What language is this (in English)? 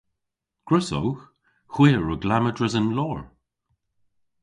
Cornish